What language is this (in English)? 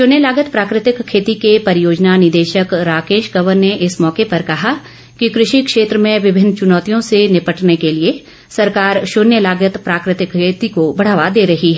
Hindi